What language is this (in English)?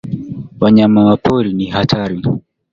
Swahili